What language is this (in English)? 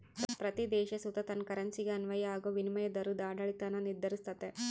Kannada